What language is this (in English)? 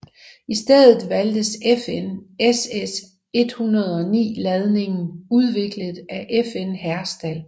Danish